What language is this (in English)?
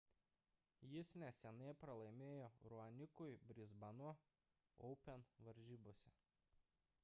Lithuanian